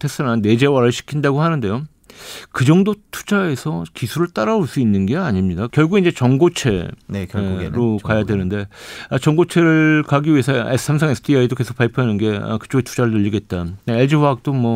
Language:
Korean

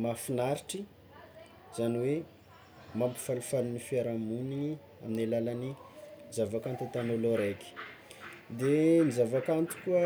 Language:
Tsimihety Malagasy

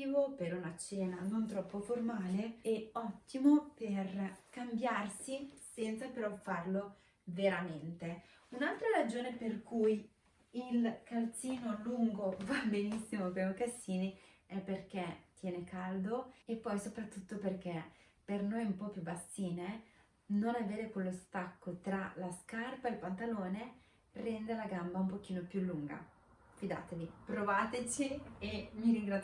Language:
Italian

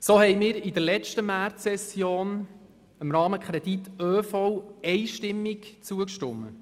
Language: Swiss German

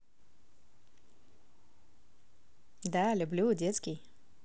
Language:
Russian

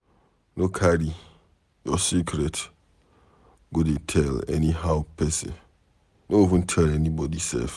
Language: Nigerian Pidgin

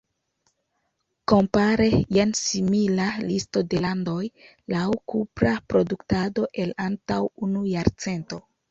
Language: Esperanto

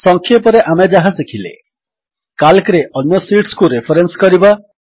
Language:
Odia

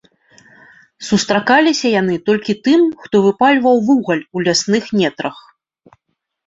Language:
Belarusian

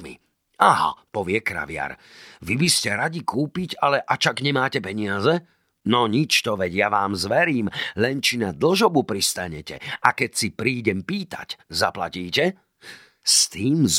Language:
Slovak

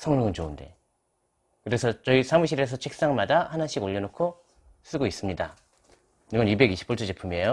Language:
Korean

